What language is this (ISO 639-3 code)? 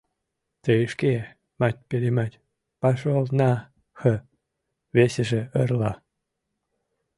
chm